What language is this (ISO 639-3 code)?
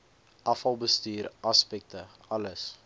afr